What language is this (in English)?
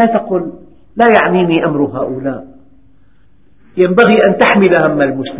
Arabic